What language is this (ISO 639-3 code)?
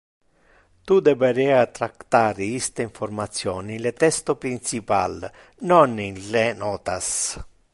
ina